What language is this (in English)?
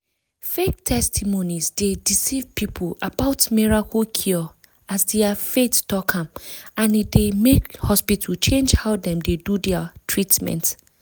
Nigerian Pidgin